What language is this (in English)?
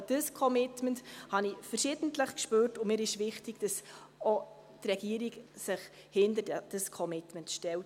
Swiss German